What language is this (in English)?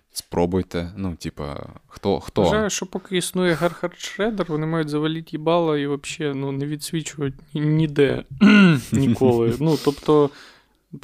Ukrainian